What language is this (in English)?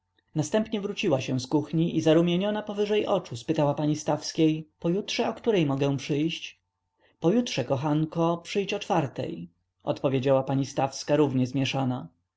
Polish